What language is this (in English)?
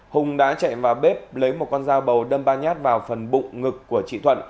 Vietnamese